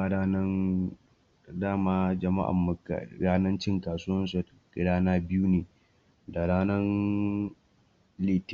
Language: Hausa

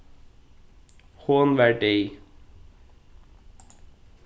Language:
Faroese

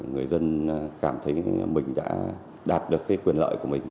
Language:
Vietnamese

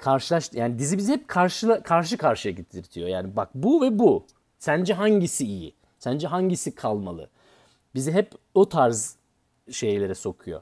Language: Turkish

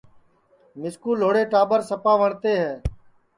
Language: Sansi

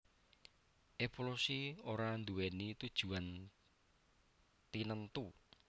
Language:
Javanese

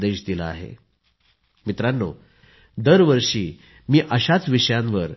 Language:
Marathi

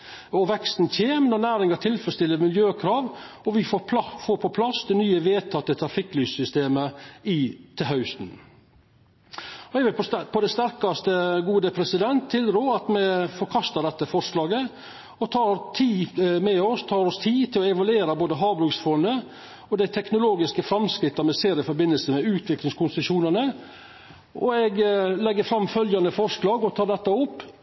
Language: Norwegian Nynorsk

